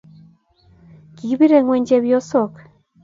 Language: Kalenjin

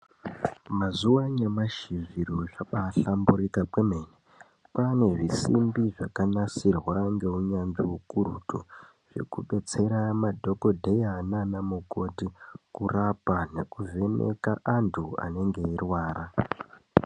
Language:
Ndau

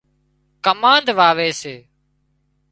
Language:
Wadiyara Koli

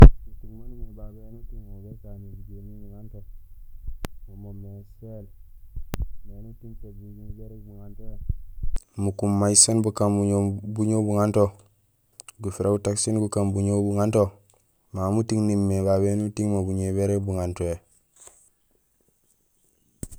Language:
Gusilay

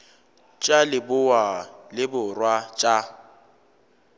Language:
Northern Sotho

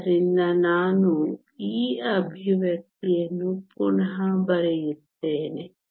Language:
Kannada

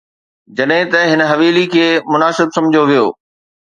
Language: Sindhi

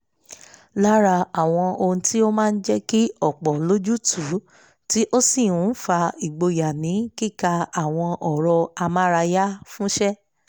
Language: Yoruba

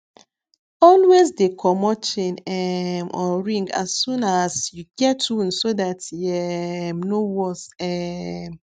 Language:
Nigerian Pidgin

